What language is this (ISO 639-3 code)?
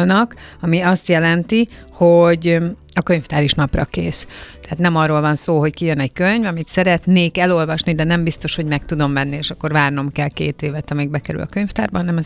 hun